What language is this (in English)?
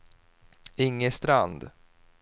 Swedish